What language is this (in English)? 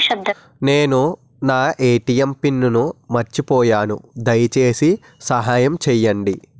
Telugu